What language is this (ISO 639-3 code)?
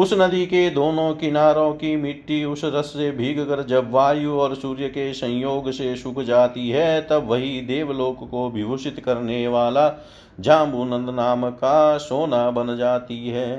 hin